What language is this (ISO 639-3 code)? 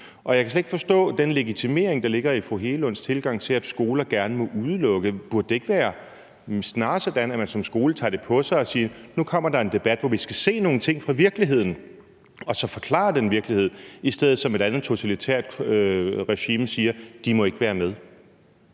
dan